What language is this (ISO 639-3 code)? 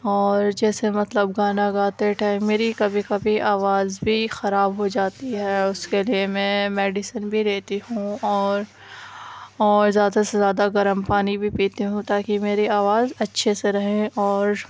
urd